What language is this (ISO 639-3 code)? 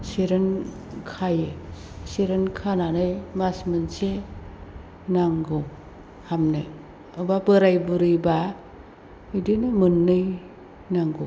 brx